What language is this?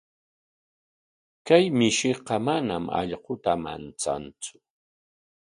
Corongo Ancash Quechua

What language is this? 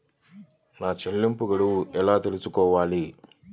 Telugu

